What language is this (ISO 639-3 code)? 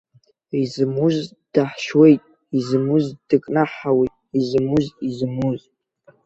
abk